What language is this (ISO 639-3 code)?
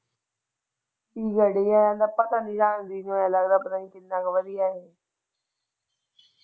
pan